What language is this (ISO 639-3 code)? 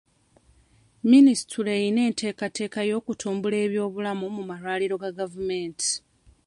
lug